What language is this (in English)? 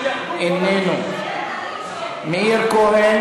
Hebrew